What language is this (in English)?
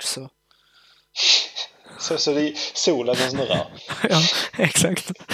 Swedish